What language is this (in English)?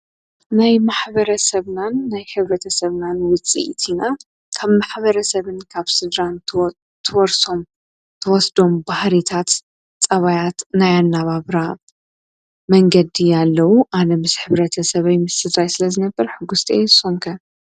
Tigrinya